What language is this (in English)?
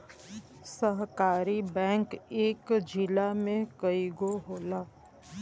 Bhojpuri